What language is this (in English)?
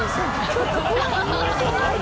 Japanese